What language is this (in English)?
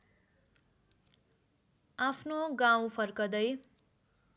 Nepali